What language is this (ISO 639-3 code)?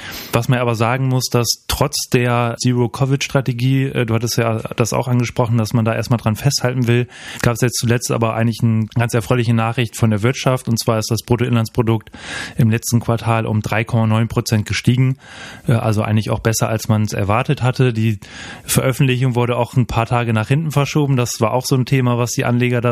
deu